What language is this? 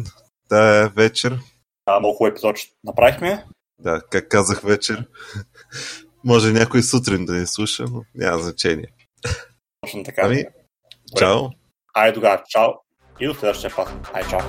Bulgarian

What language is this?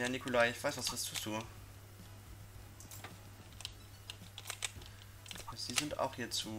German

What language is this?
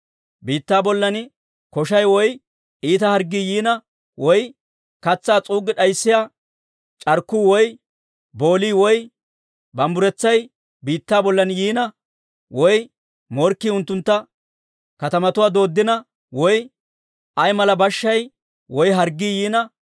Dawro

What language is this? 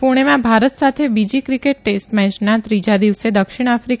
Gujarati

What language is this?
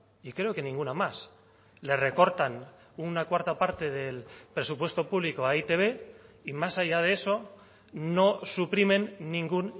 Spanish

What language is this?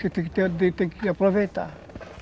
Portuguese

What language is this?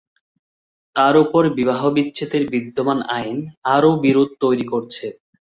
Bangla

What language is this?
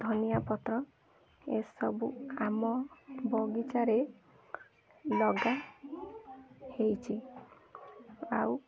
Odia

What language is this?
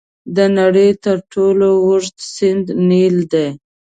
Pashto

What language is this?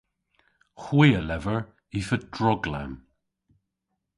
Cornish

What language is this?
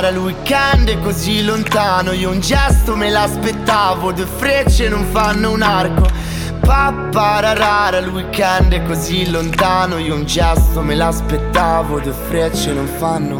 Italian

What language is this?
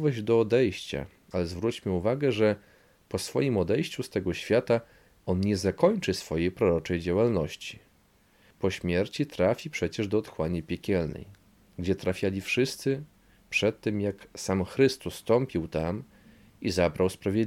Polish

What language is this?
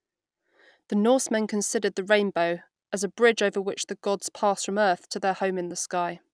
English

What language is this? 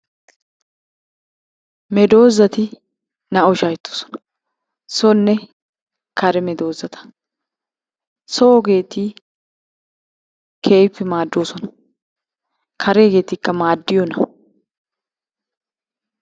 Wolaytta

